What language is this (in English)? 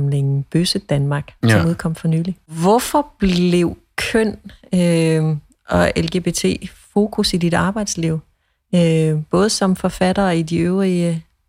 Danish